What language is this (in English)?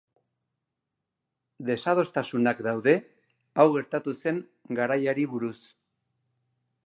Basque